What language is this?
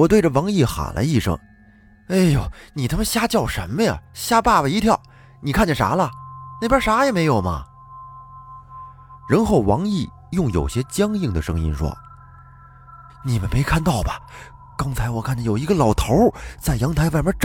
Chinese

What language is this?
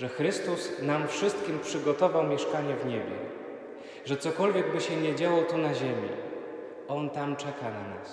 Polish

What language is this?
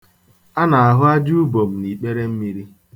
Igbo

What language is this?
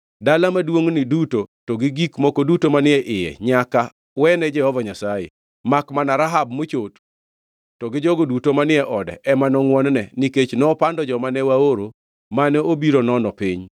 Luo (Kenya and Tanzania)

